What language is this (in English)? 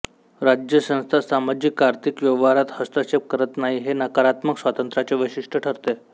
Marathi